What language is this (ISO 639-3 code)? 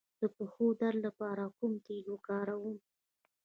pus